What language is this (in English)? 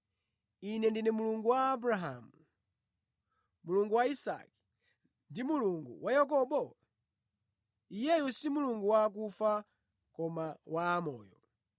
Nyanja